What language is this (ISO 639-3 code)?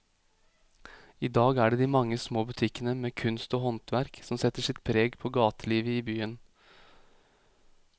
nor